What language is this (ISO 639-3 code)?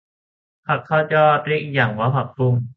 tha